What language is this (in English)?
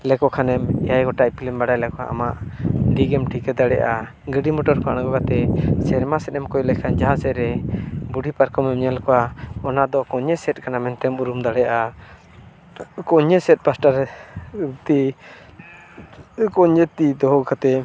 Santali